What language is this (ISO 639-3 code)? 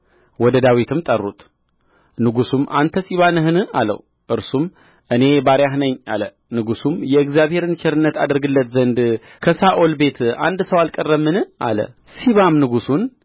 amh